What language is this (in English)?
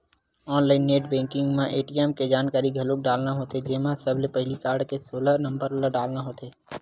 Chhattisgarhi